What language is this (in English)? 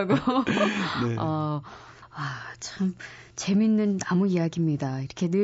Korean